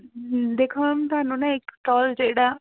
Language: Punjabi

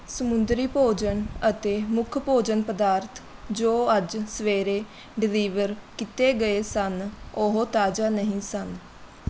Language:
Punjabi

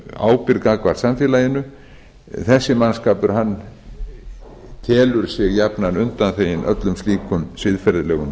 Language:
Icelandic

